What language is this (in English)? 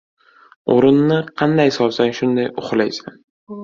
Uzbek